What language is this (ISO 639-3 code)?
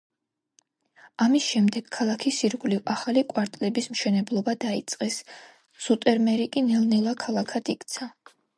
kat